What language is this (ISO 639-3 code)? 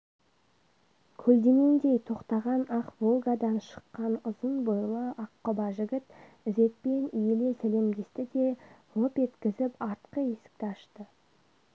kaz